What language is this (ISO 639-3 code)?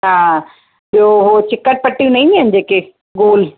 snd